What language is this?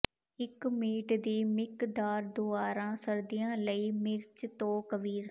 Punjabi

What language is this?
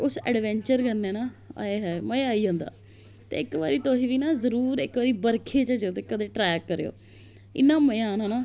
Dogri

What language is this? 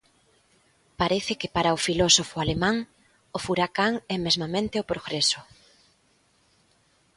Galician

